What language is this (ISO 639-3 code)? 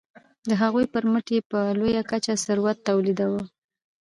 pus